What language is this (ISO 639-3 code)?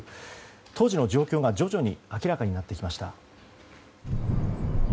jpn